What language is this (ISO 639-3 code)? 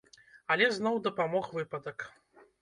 bel